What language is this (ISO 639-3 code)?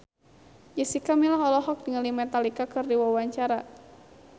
sun